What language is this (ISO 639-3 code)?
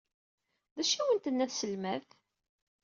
kab